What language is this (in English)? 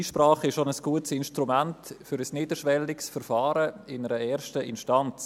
Swiss German